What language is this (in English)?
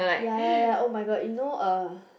English